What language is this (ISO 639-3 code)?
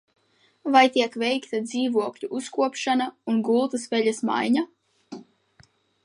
lav